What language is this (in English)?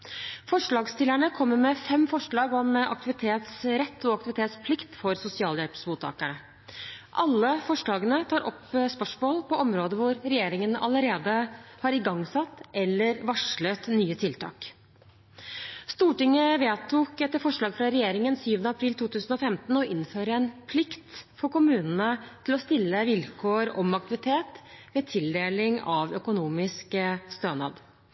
Norwegian Bokmål